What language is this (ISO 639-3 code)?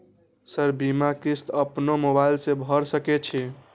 mai